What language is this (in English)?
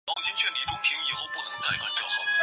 Chinese